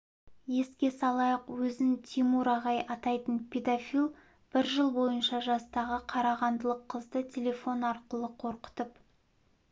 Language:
Kazakh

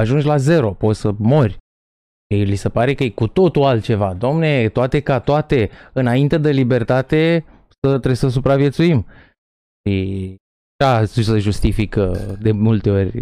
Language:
Romanian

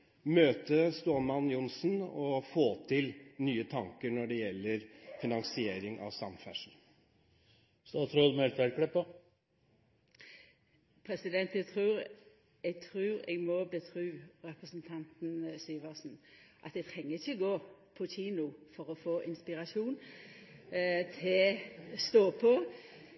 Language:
Norwegian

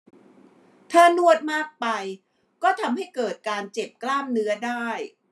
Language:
Thai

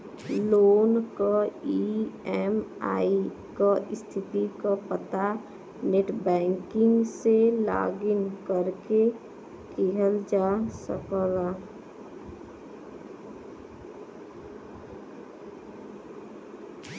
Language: Bhojpuri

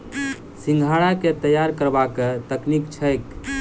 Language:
Maithili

